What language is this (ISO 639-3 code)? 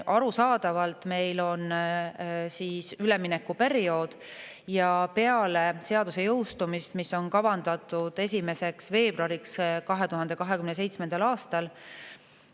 est